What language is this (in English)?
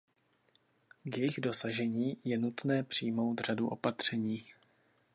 Czech